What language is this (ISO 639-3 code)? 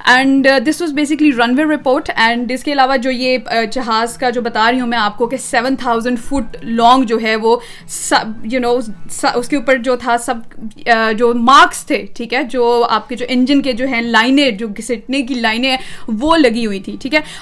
urd